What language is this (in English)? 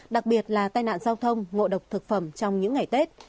Vietnamese